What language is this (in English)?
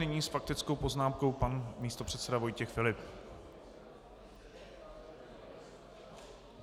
Czech